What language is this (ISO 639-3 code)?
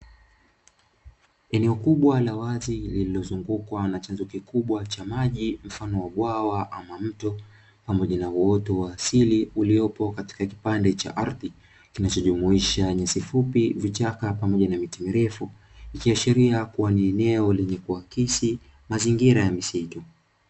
swa